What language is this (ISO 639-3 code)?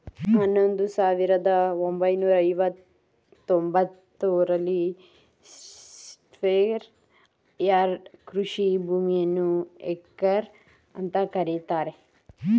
kan